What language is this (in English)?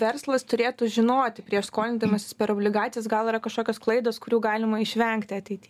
Lithuanian